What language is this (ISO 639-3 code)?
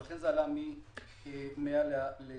heb